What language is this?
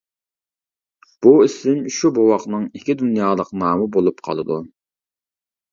Uyghur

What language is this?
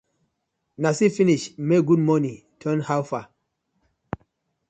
Nigerian Pidgin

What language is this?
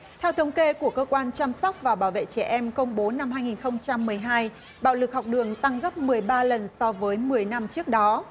Vietnamese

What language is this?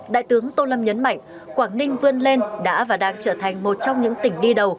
Vietnamese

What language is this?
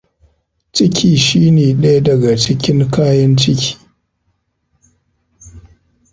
Hausa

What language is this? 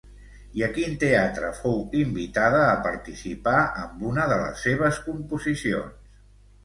Catalan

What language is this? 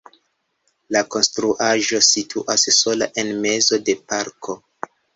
Esperanto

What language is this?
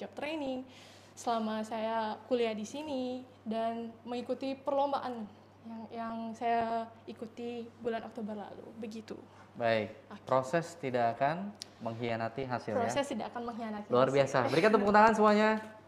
Indonesian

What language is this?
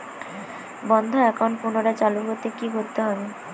Bangla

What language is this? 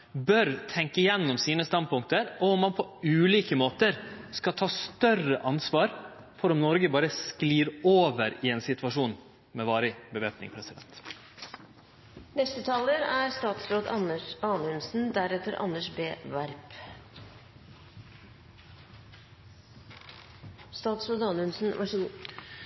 Norwegian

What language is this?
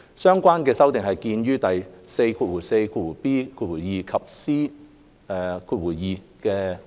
Cantonese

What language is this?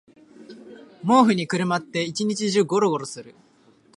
Japanese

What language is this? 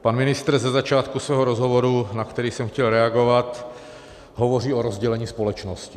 Czech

